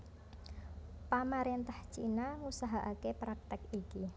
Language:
Javanese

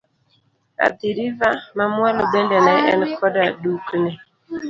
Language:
Luo (Kenya and Tanzania)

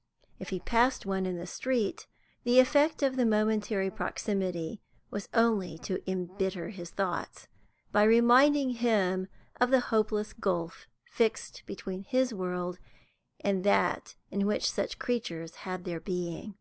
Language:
English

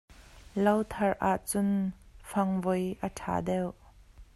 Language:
Hakha Chin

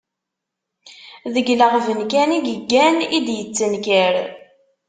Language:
Kabyle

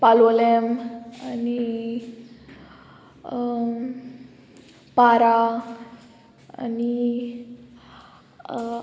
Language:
Konkani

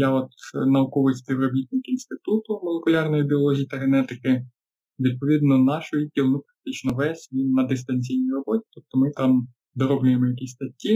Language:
Ukrainian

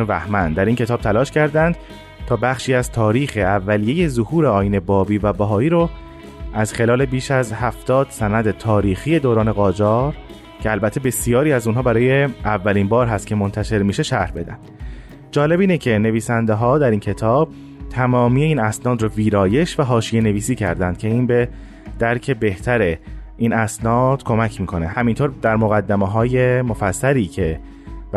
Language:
Persian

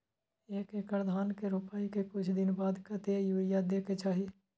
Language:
Maithili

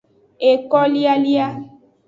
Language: Aja (Benin)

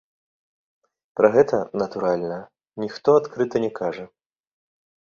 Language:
Belarusian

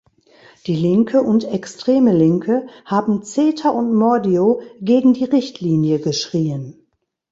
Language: German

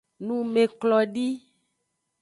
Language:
Aja (Benin)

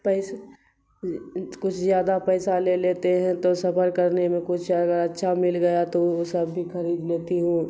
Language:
Urdu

